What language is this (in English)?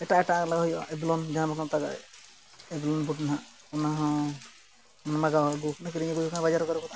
Santali